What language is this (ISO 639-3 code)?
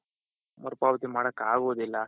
kan